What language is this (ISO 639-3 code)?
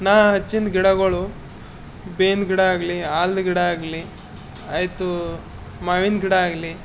kan